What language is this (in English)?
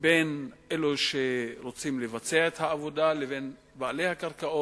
Hebrew